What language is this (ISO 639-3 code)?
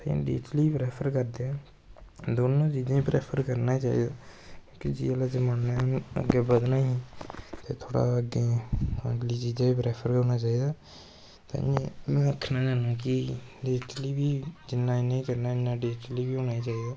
doi